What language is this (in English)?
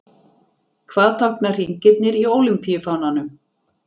Icelandic